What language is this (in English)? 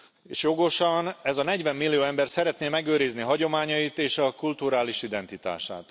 Hungarian